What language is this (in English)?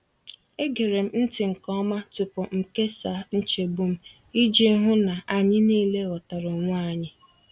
Igbo